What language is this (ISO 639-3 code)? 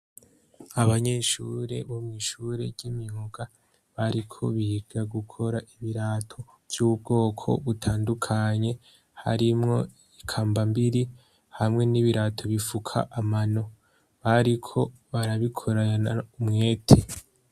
run